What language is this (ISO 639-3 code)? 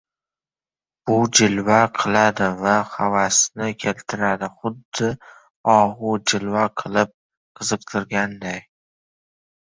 uzb